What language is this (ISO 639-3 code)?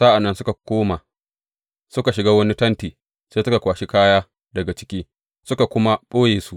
hau